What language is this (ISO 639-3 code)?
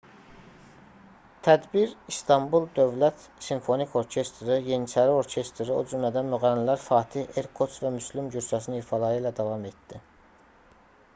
aze